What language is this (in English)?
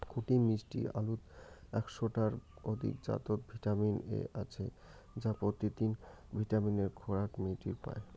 Bangla